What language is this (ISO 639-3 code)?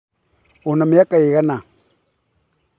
kik